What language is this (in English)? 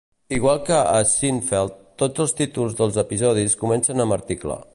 Catalan